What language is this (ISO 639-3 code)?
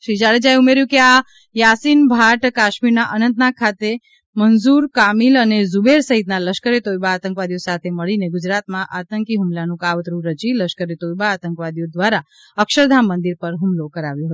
guj